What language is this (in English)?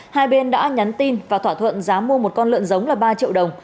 Vietnamese